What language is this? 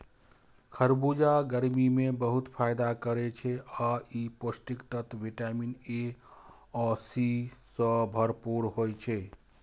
Maithili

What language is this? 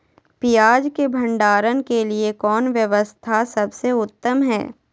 Magahi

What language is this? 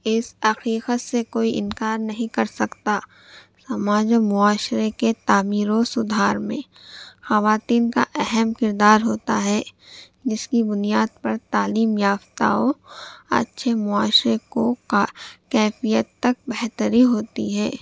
Urdu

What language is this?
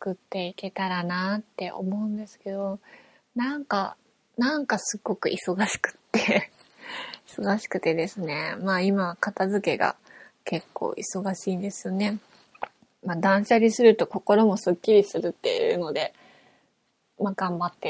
Japanese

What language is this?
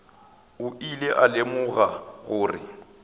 Northern Sotho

